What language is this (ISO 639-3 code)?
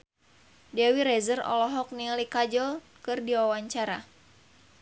sun